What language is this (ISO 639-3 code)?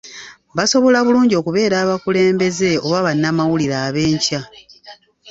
lug